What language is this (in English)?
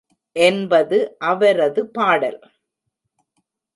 Tamil